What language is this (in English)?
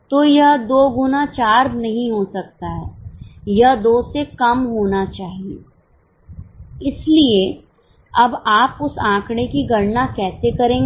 Hindi